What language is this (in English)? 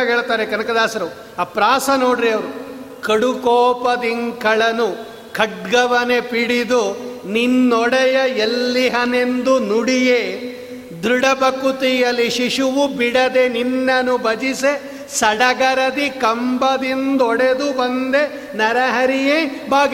Kannada